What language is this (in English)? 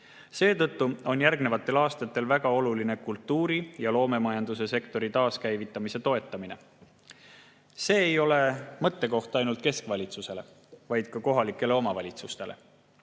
Estonian